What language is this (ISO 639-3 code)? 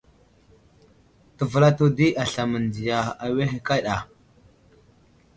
udl